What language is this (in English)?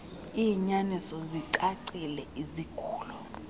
Xhosa